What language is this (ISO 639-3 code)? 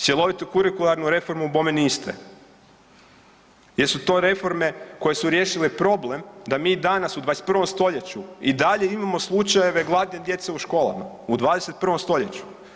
hrv